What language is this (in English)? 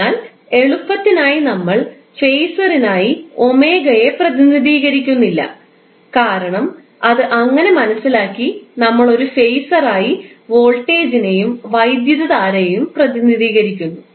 Malayalam